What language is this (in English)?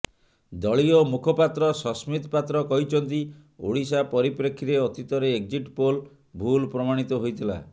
Odia